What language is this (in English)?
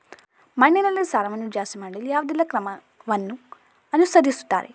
Kannada